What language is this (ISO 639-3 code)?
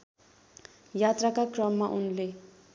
nep